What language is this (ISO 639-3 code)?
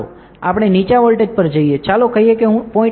guj